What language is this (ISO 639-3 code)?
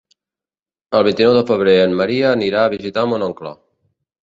cat